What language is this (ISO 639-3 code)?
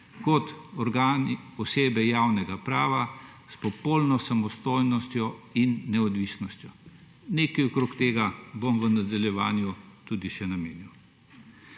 slv